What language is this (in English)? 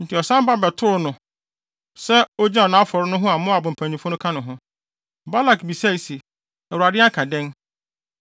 Akan